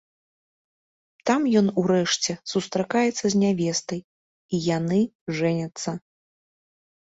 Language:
Belarusian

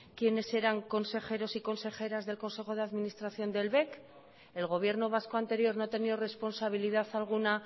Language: Spanish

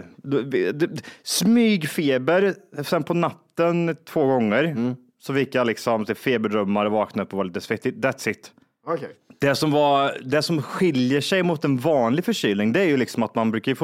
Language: Swedish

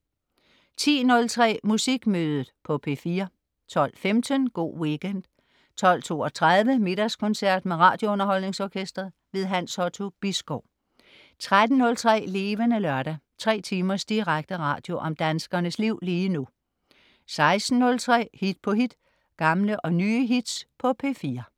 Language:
Danish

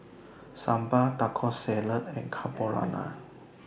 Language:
English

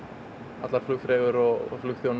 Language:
Icelandic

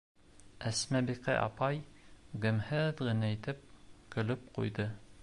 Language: Bashkir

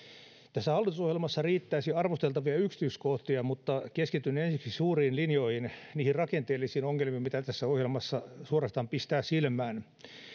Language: Finnish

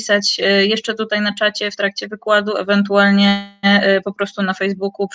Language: Polish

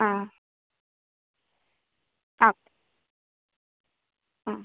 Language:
Malayalam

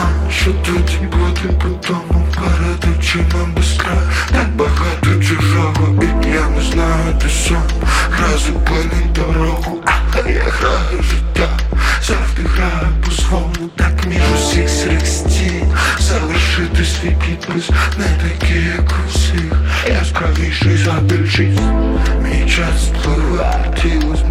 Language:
Ukrainian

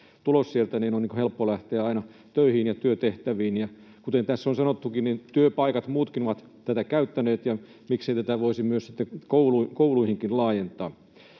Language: Finnish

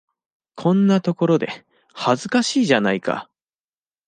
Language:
Japanese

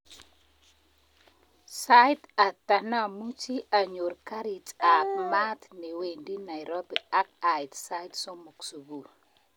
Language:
Kalenjin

